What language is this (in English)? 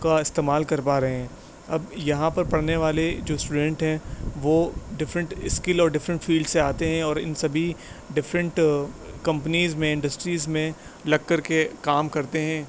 Urdu